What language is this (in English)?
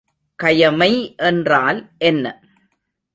Tamil